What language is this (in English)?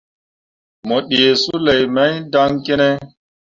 Mundang